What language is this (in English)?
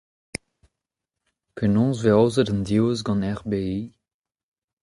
Breton